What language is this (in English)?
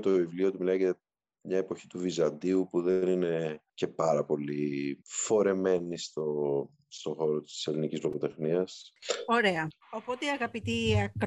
Greek